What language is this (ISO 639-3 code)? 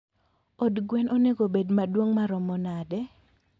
luo